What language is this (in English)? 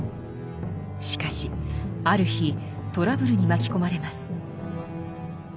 Japanese